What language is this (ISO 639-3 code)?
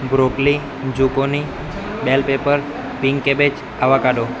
guj